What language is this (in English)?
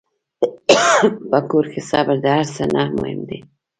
Pashto